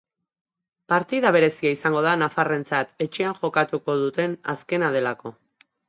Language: Basque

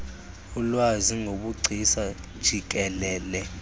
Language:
Xhosa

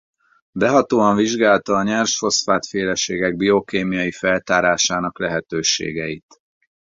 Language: Hungarian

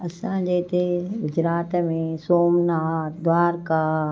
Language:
Sindhi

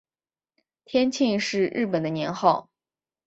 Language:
Chinese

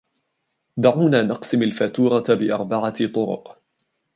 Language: Arabic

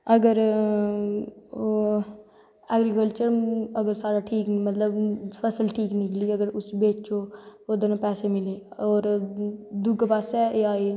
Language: Dogri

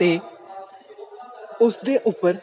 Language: Punjabi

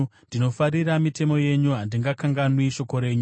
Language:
Shona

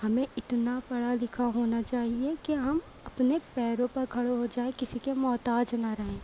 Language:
Urdu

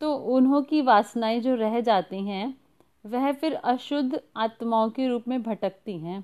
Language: Hindi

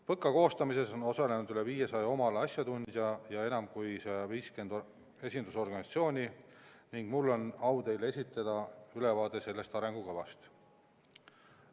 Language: Estonian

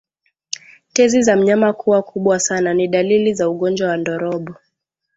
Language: Swahili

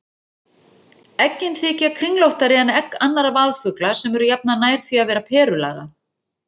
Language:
Icelandic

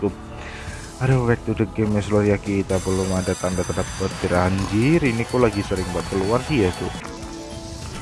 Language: Indonesian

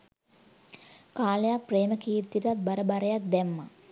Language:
Sinhala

